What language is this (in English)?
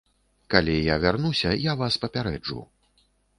Belarusian